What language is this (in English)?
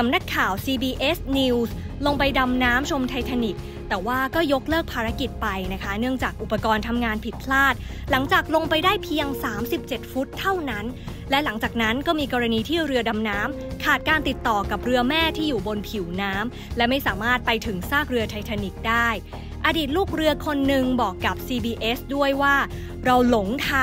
Thai